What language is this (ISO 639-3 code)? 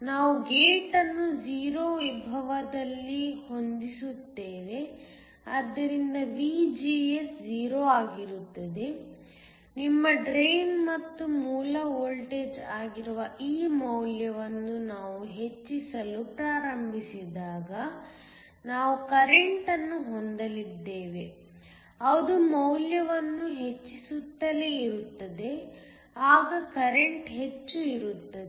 kan